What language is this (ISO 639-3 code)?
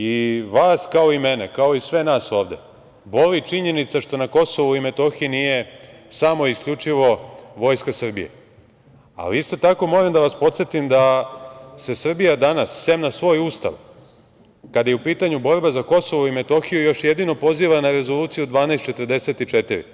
srp